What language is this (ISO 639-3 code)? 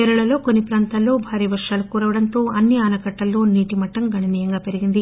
tel